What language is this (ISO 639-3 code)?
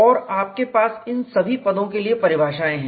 hin